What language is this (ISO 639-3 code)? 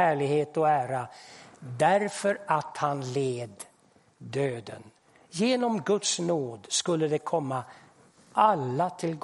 swe